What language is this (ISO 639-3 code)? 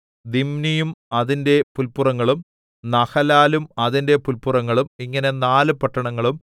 mal